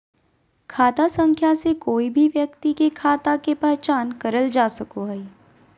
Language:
Magahi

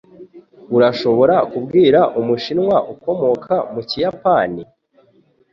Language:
Kinyarwanda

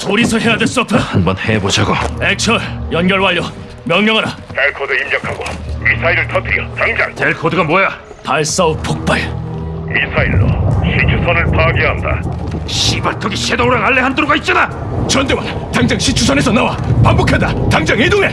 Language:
Korean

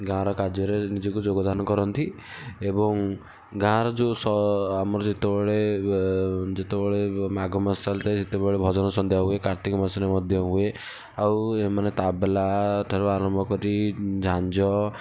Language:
Odia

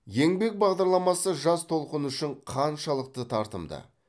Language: Kazakh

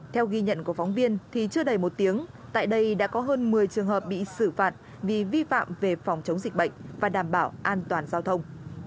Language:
Vietnamese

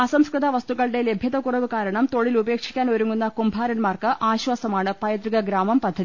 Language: Malayalam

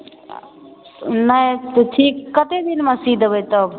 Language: Maithili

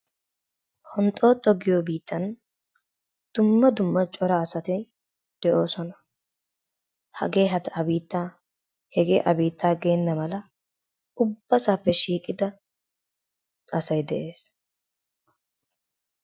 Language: Wolaytta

